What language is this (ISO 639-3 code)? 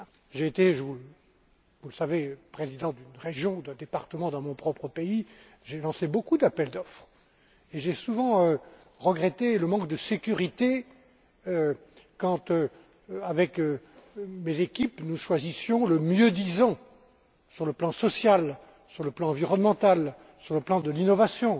fra